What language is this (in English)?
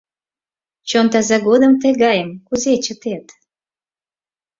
Mari